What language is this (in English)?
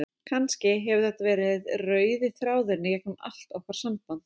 Icelandic